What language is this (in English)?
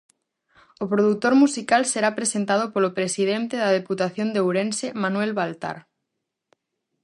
Galician